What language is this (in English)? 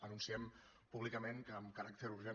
Catalan